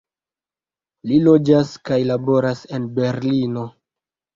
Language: Esperanto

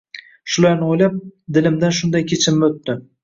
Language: Uzbek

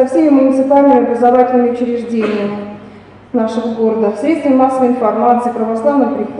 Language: Russian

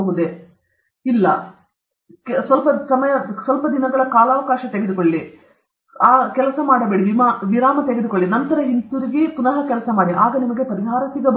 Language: Kannada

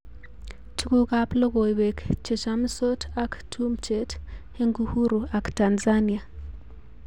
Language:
Kalenjin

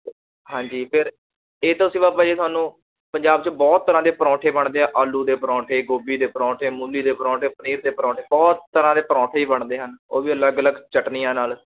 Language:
Punjabi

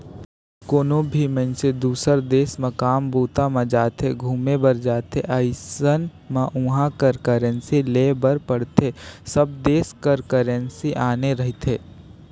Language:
Chhattisgarhi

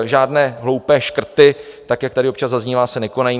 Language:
Czech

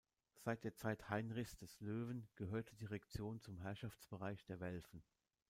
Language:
German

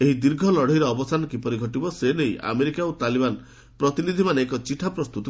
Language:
Odia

